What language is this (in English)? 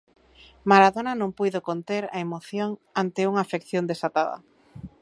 Galician